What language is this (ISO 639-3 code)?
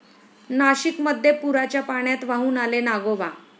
mar